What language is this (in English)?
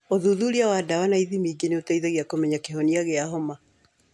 Kikuyu